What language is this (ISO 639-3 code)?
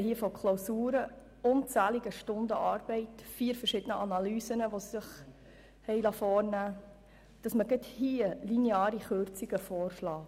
gsw